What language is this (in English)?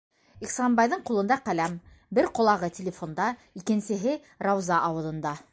Bashkir